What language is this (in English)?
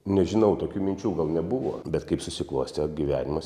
Lithuanian